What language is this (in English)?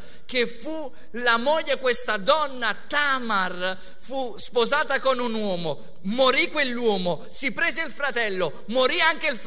Italian